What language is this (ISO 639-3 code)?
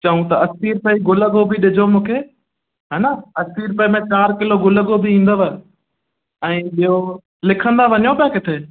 snd